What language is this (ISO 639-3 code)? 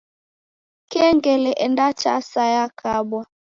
dav